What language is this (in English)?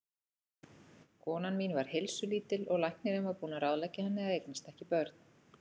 Icelandic